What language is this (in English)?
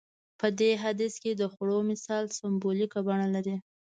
Pashto